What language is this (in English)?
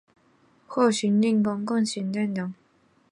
Chinese